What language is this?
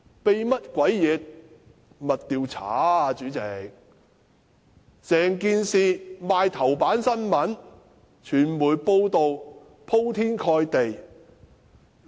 Cantonese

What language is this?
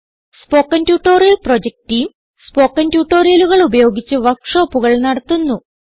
Malayalam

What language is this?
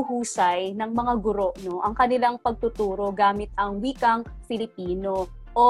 Filipino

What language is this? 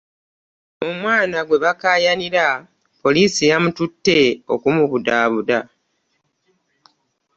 Ganda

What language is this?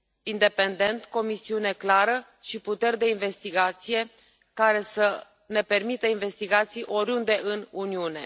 Romanian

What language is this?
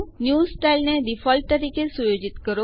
Gujarati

